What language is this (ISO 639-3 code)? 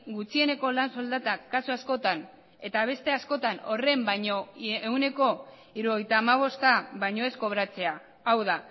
eus